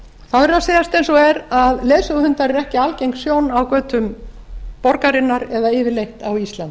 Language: Icelandic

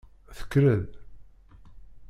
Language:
Kabyle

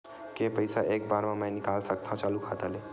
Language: Chhattisgarhi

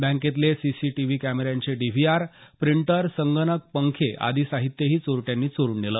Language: Marathi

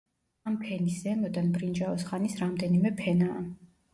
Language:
Georgian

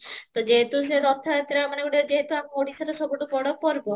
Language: Odia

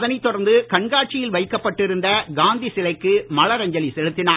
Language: Tamil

